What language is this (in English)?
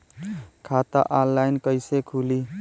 Bhojpuri